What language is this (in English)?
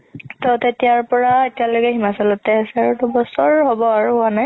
Assamese